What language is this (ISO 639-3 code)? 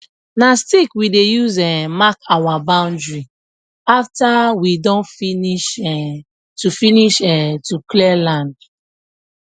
pcm